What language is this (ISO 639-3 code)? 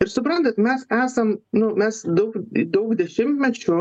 lit